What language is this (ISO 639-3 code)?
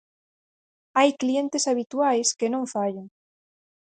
glg